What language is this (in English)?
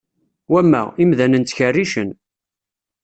Kabyle